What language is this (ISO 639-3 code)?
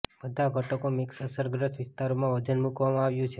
guj